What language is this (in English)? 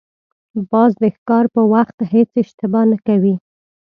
Pashto